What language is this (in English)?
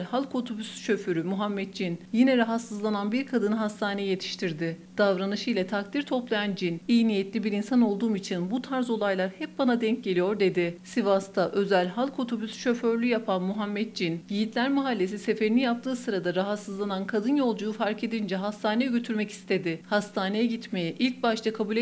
Turkish